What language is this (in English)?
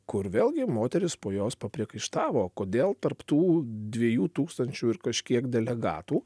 Lithuanian